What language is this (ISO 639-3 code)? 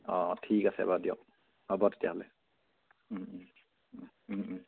asm